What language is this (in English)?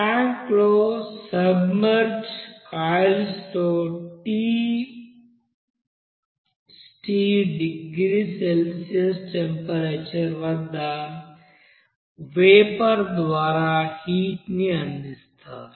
Telugu